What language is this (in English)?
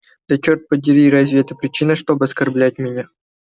Russian